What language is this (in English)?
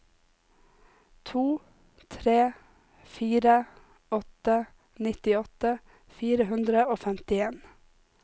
Norwegian